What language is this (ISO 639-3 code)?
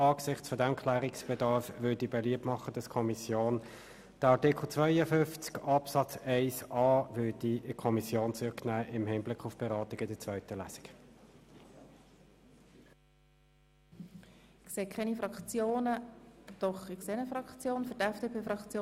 gsw